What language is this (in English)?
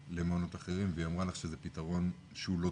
Hebrew